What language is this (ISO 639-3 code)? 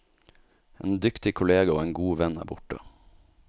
nor